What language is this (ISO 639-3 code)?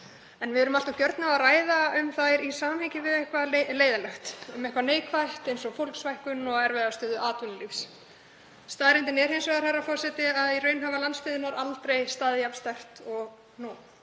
isl